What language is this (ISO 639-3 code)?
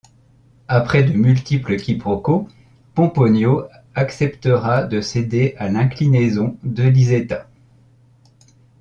fra